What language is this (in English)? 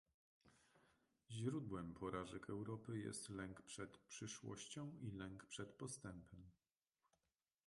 Polish